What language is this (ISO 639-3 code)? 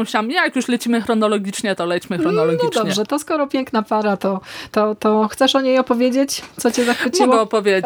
pol